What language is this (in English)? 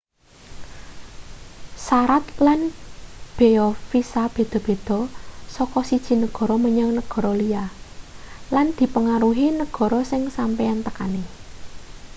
Javanese